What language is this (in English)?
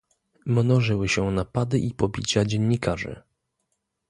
Polish